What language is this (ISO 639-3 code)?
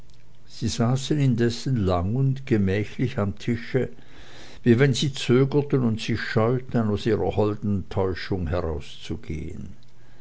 deu